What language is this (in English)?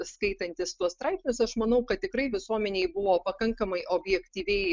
Lithuanian